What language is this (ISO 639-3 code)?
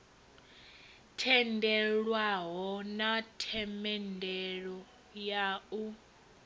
ven